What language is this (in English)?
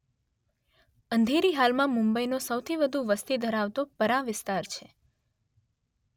Gujarati